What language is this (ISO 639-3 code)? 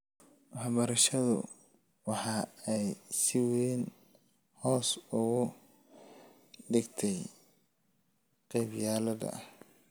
som